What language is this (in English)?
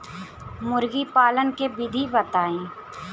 Bhojpuri